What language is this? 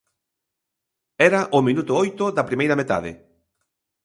Galician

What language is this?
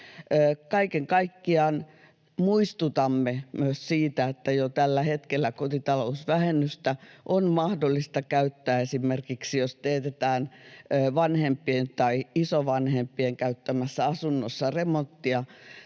Finnish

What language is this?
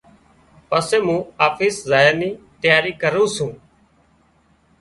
Wadiyara Koli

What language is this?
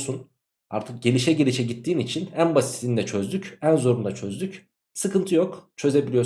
Turkish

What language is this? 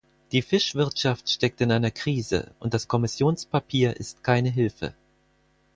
German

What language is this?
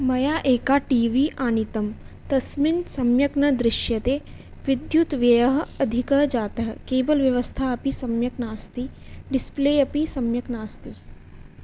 Sanskrit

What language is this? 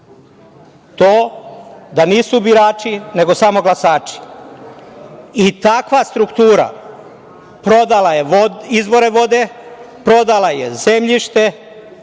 Serbian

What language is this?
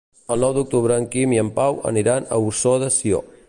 Catalan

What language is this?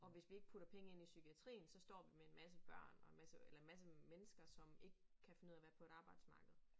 Danish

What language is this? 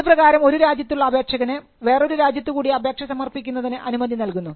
Malayalam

